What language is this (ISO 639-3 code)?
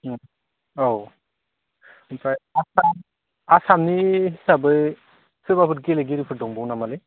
brx